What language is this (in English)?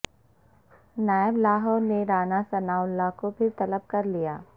Urdu